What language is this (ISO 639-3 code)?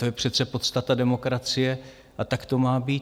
ces